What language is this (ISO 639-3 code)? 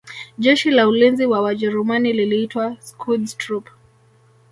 swa